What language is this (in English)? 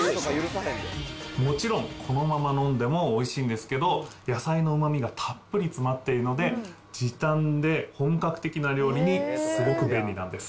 Japanese